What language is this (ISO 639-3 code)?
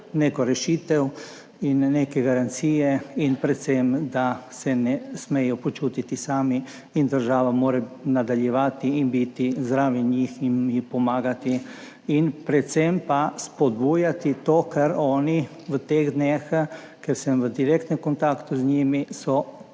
slv